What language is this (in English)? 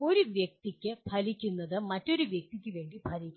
Malayalam